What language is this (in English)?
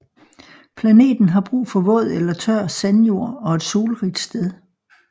Danish